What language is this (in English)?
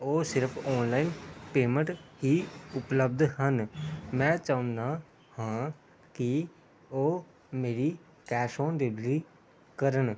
Punjabi